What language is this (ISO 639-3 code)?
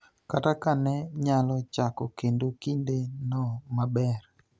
luo